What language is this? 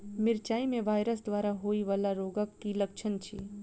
Maithili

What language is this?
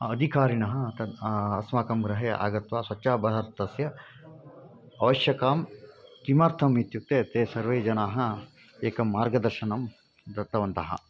Sanskrit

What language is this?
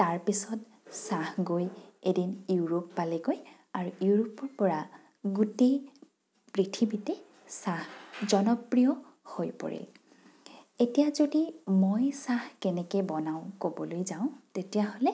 Assamese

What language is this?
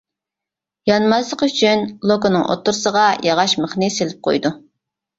Uyghur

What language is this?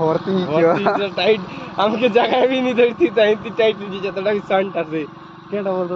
Arabic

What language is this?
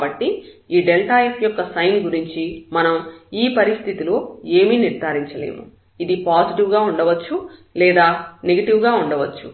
Telugu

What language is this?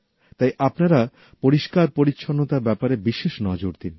Bangla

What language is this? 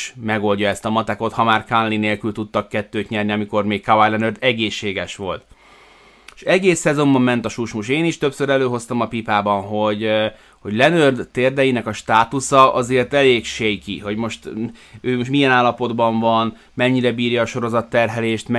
Hungarian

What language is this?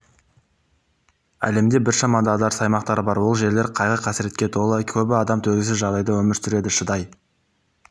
Kazakh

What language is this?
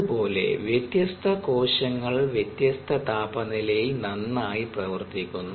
Malayalam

